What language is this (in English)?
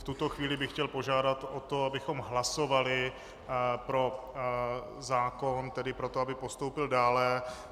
Czech